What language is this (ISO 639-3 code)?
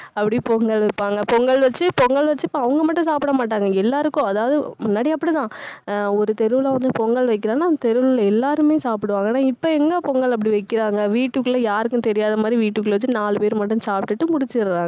tam